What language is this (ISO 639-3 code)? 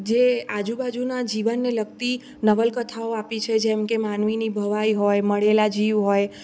guj